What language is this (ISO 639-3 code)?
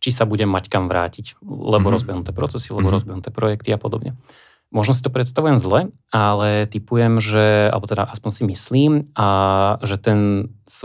slk